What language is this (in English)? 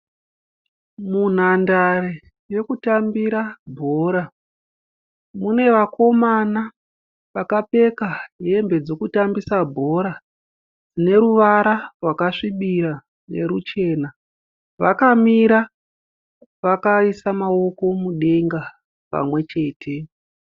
Shona